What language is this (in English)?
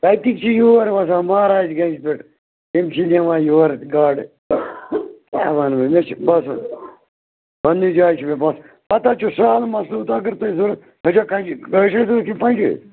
Kashmiri